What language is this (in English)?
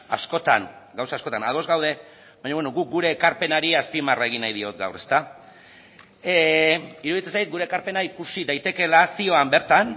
Basque